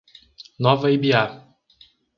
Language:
Portuguese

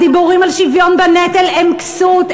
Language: Hebrew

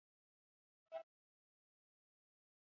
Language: Swahili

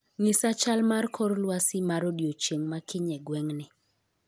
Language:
Luo (Kenya and Tanzania)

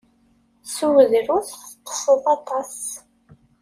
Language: Kabyle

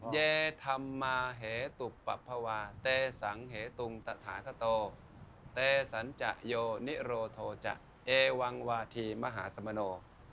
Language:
Thai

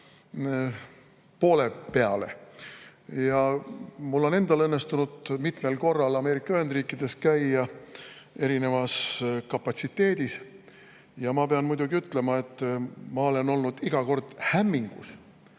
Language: Estonian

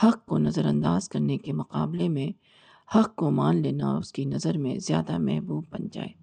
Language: Urdu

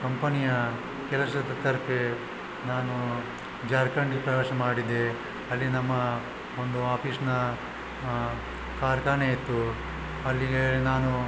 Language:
Kannada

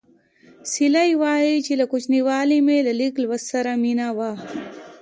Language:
Pashto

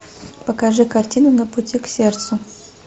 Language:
Russian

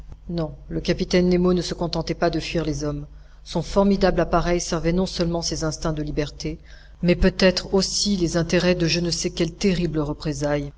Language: French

